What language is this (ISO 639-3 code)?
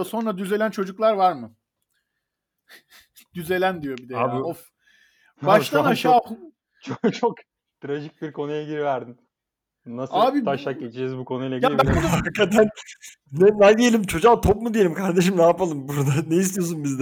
tur